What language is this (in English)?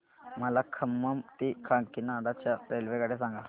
Marathi